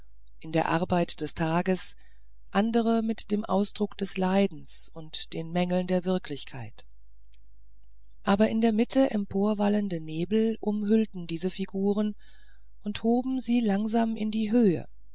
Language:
German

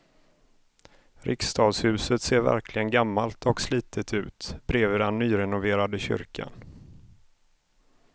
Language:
Swedish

